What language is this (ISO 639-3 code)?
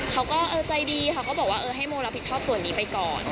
tha